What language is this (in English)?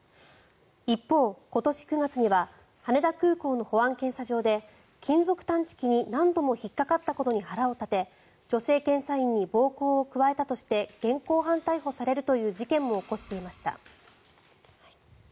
Japanese